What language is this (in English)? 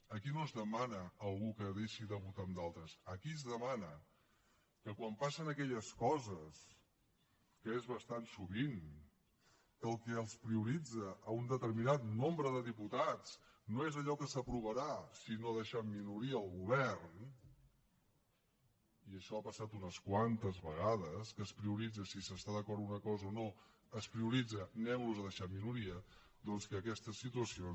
Catalan